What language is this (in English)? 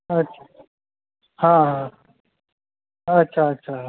Maithili